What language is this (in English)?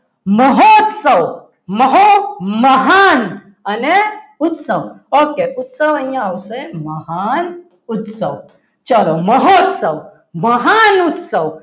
Gujarati